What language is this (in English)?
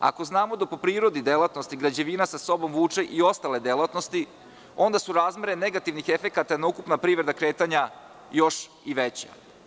Serbian